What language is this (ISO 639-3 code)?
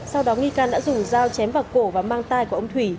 vie